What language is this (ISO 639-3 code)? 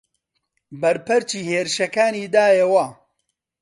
ckb